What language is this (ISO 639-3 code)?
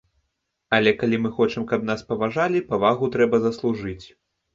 bel